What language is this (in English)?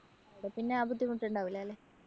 Malayalam